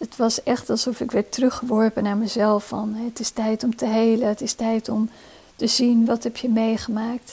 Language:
Dutch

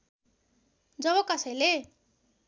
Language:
Nepali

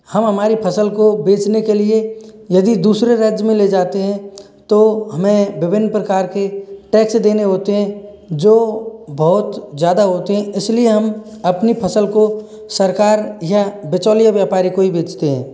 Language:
Hindi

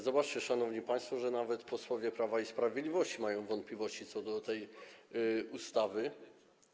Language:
Polish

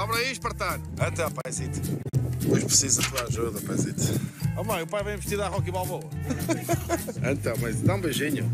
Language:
Portuguese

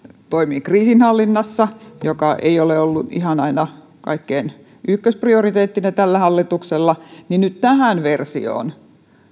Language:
Finnish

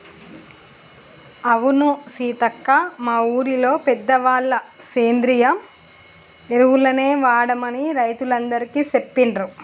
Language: Telugu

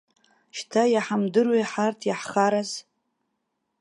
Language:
Abkhazian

